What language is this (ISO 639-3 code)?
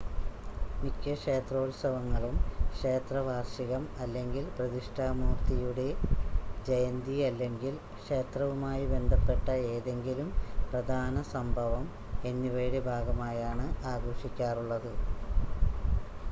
mal